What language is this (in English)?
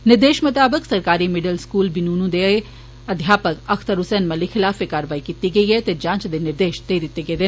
Dogri